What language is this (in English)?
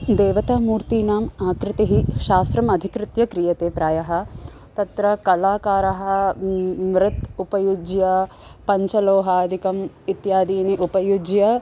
Sanskrit